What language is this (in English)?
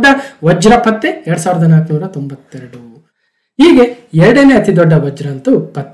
Kannada